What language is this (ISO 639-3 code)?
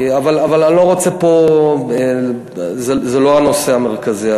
heb